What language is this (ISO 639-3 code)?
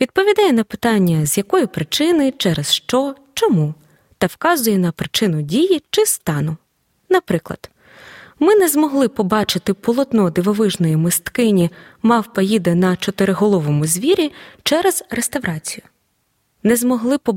ukr